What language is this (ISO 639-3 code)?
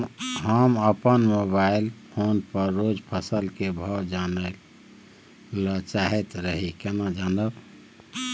mai